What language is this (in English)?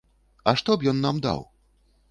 Belarusian